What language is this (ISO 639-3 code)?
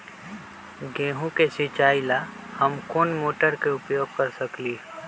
mag